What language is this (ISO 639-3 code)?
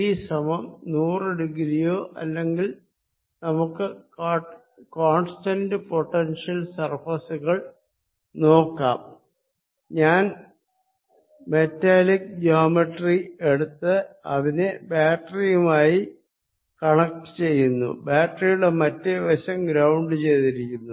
mal